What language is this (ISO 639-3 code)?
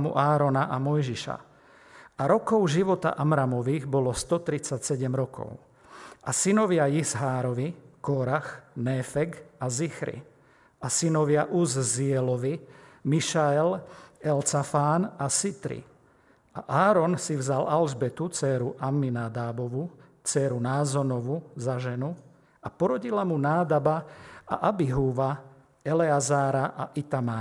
slk